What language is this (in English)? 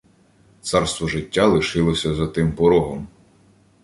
Ukrainian